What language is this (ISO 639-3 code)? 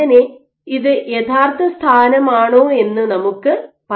mal